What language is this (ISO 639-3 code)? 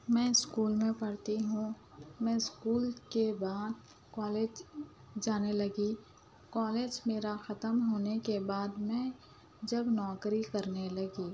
urd